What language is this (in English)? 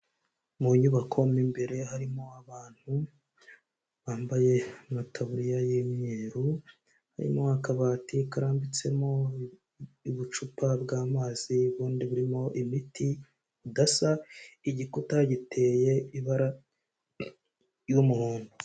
Kinyarwanda